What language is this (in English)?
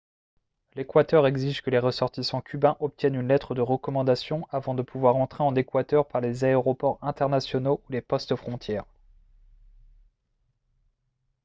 French